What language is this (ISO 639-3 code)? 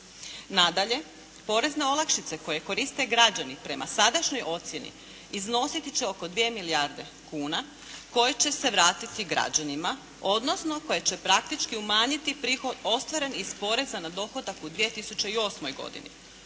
hrv